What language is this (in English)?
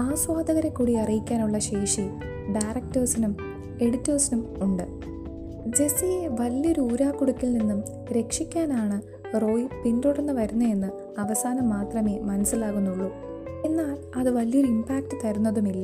Malayalam